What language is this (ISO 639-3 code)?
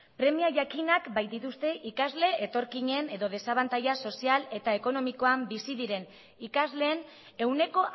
eus